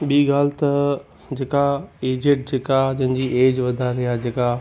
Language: Sindhi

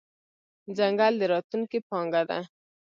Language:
Pashto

